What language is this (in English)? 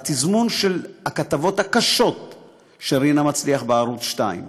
Hebrew